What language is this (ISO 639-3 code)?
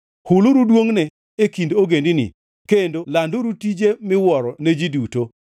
luo